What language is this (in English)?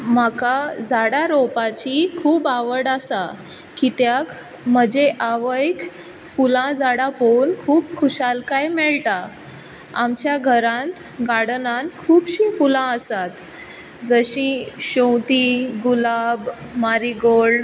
Konkani